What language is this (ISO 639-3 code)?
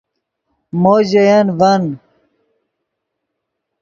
ydg